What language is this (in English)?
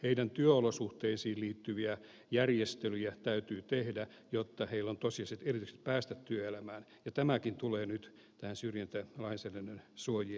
Finnish